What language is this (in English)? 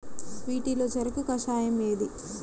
Telugu